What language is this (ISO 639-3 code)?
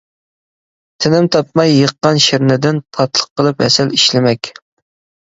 uig